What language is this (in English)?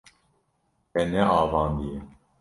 Kurdish